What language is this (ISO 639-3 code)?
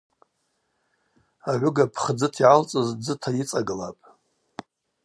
abq